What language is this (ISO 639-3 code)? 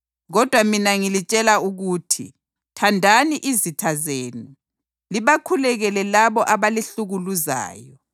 nde